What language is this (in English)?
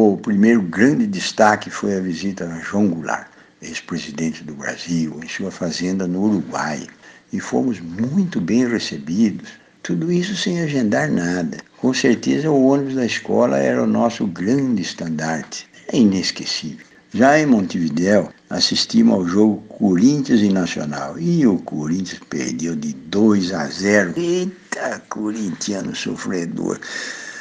Portuguese